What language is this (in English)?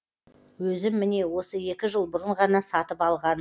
Kazakh